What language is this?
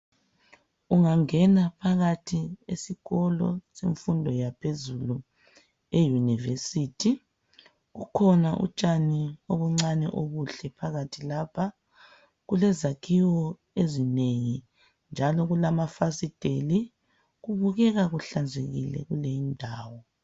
North Ndebele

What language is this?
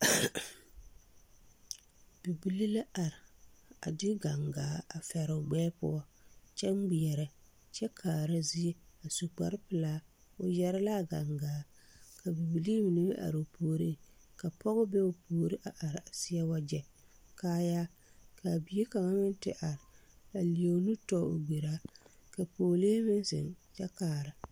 Southern Dagaare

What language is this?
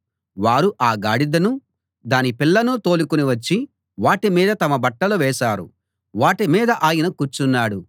Telugu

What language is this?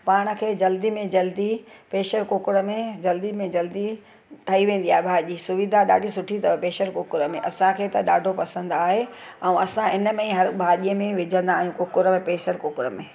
Sindhi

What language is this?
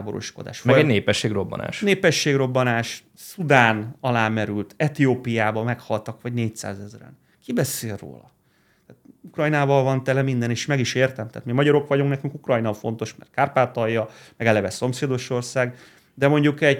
Hungarian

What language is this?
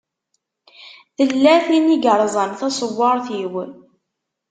Kabyle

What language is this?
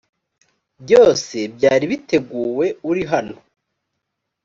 Kinyarwanda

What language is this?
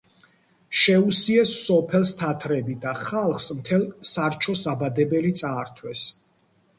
Georgian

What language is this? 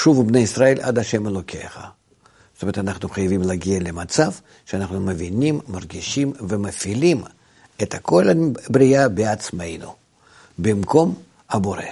Hebrew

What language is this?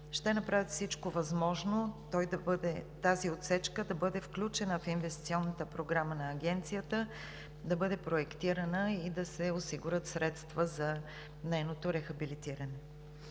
Bulgarian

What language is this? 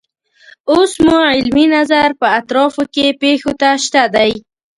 Pashto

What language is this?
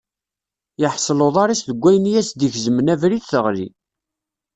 Kabyle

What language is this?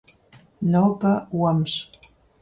Kabardian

